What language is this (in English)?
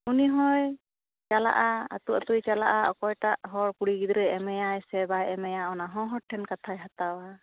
Santali